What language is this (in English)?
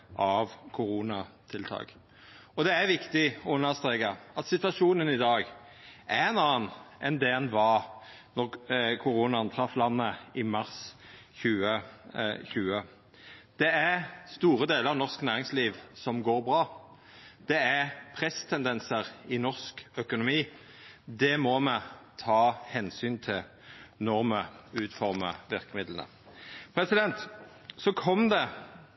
Norwegian Nynorsk